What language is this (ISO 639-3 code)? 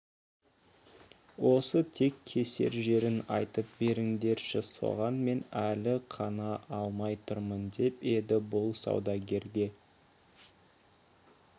kaz